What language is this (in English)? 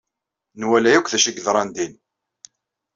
Kabyle